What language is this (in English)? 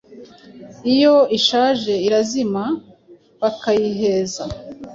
Kinyarwanda